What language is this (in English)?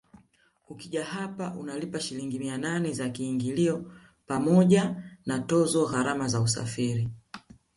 Swahili